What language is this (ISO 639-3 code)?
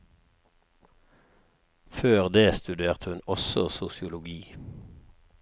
nor